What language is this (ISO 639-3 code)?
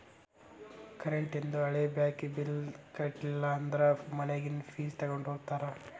kan